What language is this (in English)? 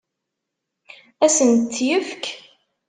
Kabyle